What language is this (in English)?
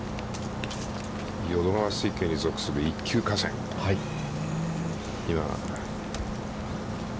Japanese